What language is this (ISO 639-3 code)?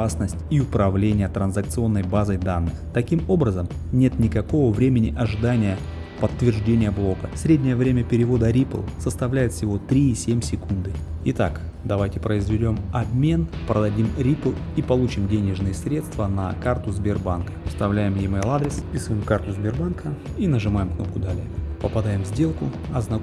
rus